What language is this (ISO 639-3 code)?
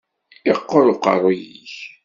kab